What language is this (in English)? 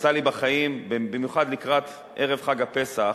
Hebrew